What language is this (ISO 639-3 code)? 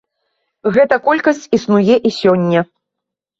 bel